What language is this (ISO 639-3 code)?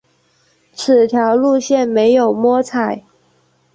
zho